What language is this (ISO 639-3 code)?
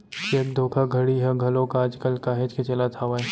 hne